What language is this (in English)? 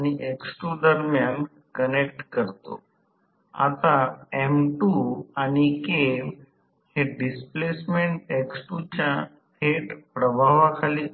Marathi